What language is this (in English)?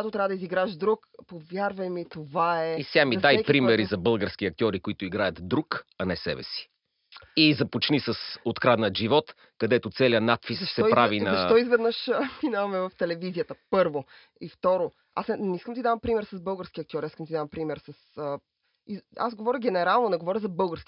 Bulgarian